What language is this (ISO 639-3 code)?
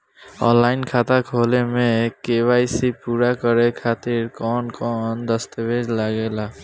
bho